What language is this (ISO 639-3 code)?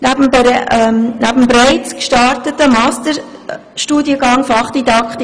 gsw